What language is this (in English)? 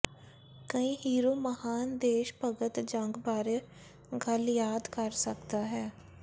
Punjabi